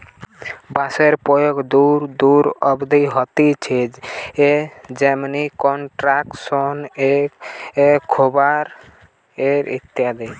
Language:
Bangla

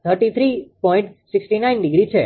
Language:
Gujarati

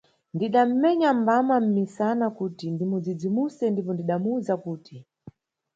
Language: Nyungwe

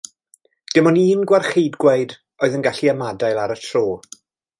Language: Welsh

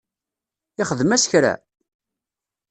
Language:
Kabyle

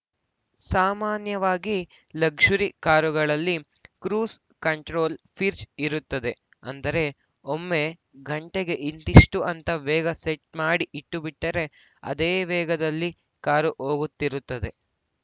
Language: Kannada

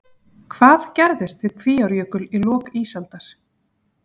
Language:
Icelandic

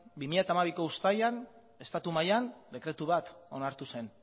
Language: Basque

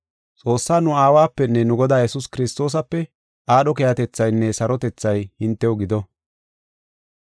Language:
Gofa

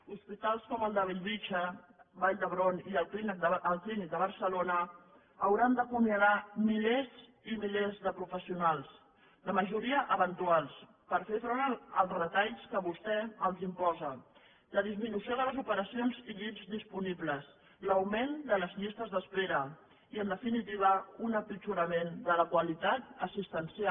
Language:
Catalan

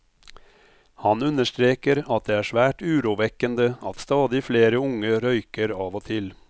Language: Norwegian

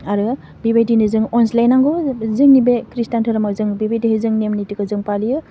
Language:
Bodo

